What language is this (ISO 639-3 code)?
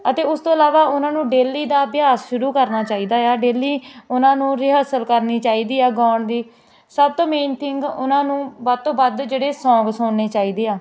pan